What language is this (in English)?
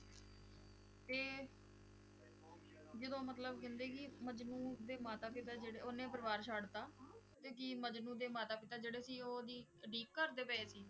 Punjabi